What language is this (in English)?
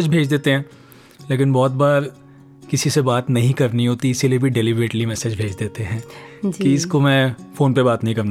Hindi